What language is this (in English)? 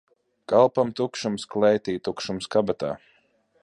Latvian